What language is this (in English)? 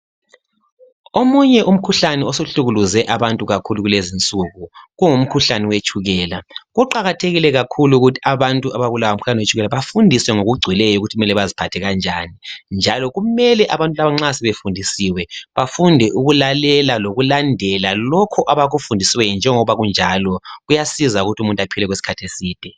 North Ndebele